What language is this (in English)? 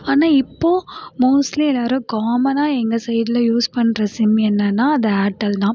Tamil